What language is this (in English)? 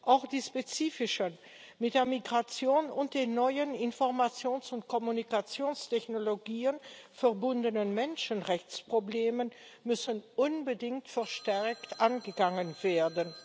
German